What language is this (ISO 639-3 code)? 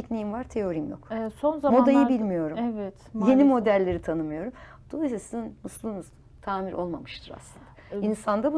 tur